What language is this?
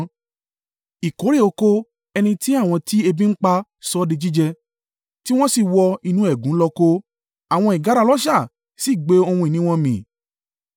Yoruba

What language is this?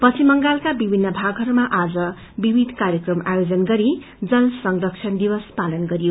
Nepali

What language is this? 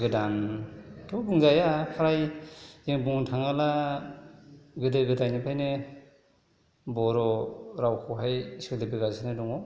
Bodo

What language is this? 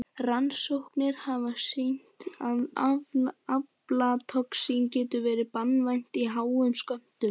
Icelandic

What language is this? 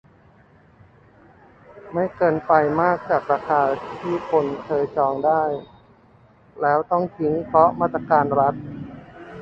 Thai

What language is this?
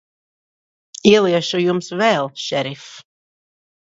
Latvian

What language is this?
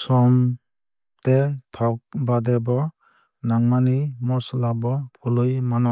Kok Borok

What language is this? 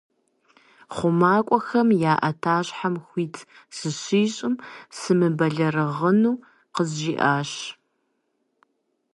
Kabardian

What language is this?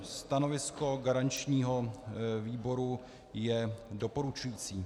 Czech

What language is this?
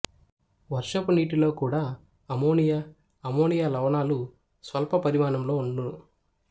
Telugu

